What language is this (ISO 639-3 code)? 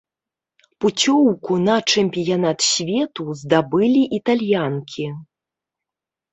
bel